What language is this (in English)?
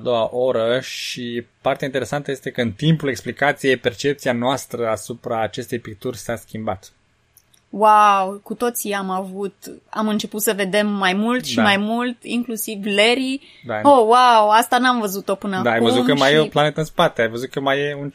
Romanian